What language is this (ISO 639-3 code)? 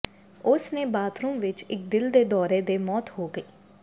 pan